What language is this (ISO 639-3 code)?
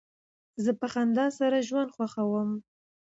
pus